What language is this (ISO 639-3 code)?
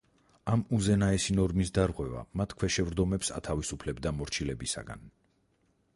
kat